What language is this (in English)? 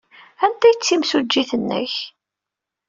Kabyle